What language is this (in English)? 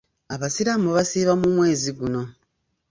Ganda